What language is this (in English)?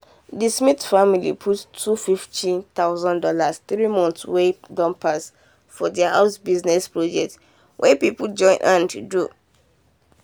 Nigerian Pidgin